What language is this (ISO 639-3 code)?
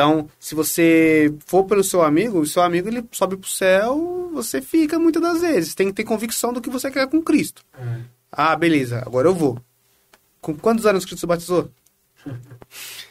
por